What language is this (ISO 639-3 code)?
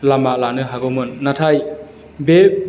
brx